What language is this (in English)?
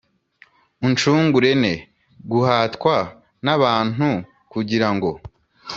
Kinyarwanda